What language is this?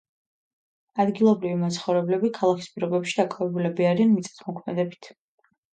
Georgian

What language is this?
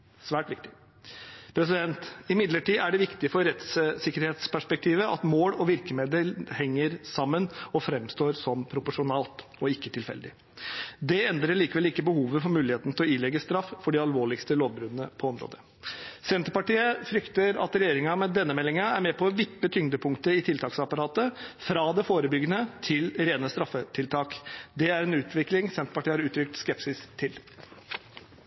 Norwegian Bokmål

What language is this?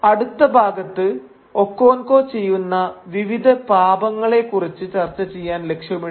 Malayalam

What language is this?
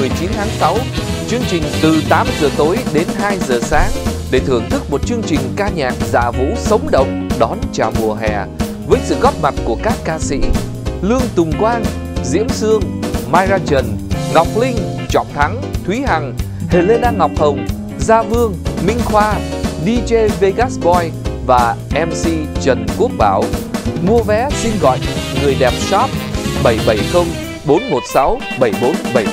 Vietnamese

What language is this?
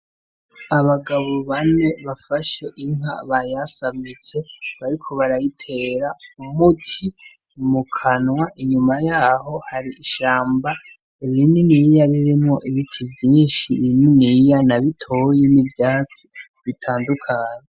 Rundi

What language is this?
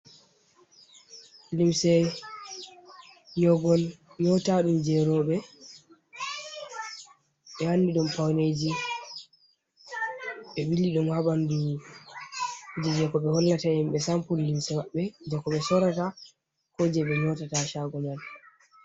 Fula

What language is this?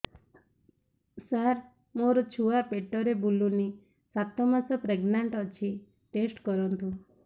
Odia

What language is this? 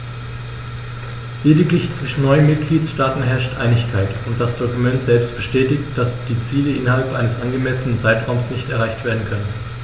German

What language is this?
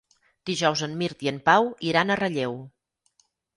Catalan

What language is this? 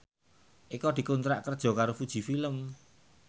Javanese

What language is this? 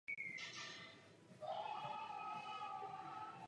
Czech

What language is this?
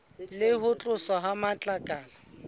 Southern Sotho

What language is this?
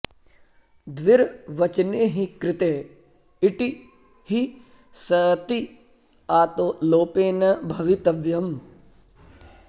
Sanskrit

